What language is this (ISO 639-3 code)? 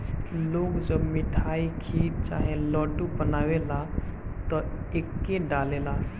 bho